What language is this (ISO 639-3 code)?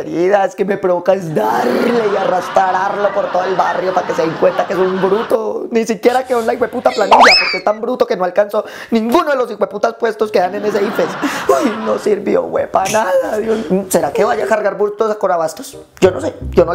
spa